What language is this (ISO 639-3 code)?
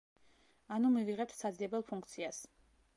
kat